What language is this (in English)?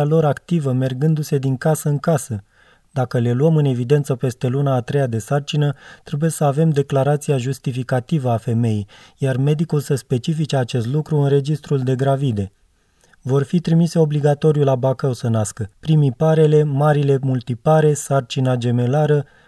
Romanian